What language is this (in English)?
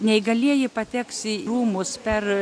Lithuanian